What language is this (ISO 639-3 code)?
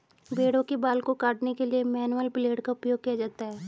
hin